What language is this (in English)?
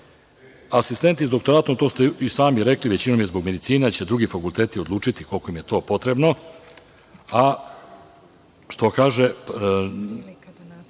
Serbian